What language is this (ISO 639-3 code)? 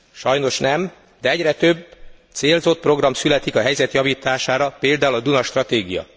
hun